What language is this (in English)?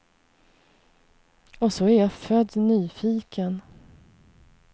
Swedish